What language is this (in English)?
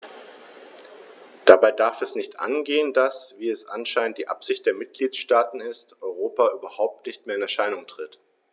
German